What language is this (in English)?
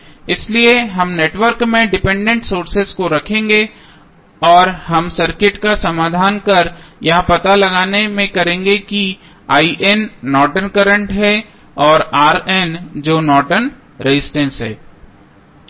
Hindi